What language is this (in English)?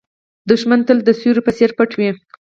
Pashto